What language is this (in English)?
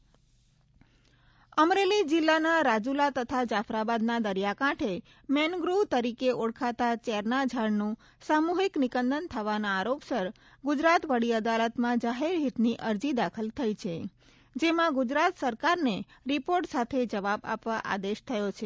Gujarati